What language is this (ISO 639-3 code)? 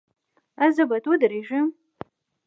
pus